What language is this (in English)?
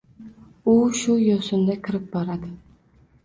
Uzbek